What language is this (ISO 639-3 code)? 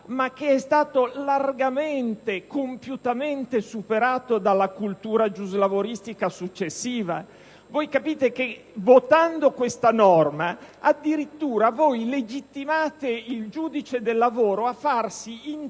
ita